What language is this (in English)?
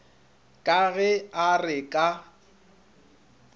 Northern Sotho